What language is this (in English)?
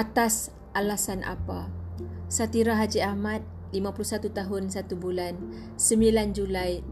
Malay